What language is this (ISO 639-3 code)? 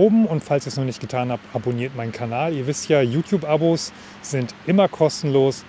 deu